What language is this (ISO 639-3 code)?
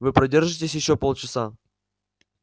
rus